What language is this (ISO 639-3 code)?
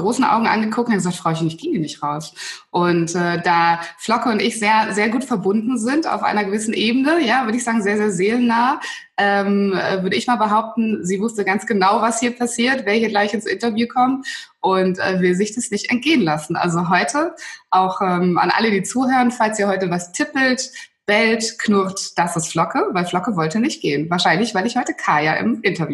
deu